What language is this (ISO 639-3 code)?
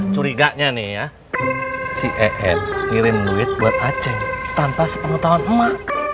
ind